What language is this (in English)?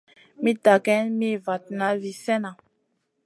Masana